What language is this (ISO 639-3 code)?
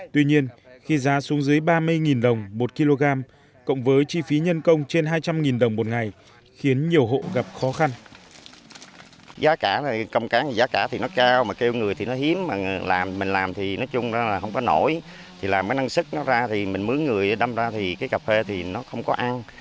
vie